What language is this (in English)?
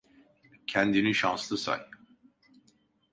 Turkish